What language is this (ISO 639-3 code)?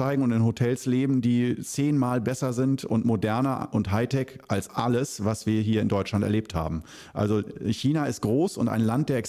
deu